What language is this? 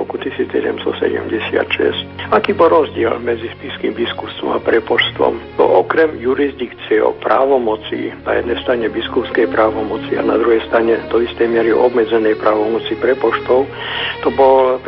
Slovak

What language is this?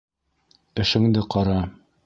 Bashkir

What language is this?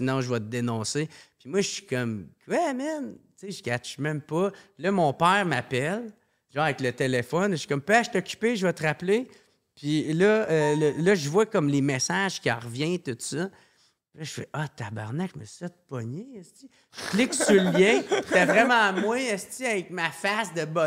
French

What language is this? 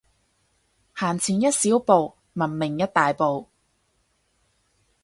Cantonese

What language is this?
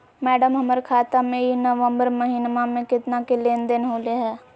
Magahi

